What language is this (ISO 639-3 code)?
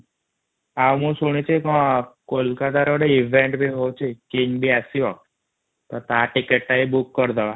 ori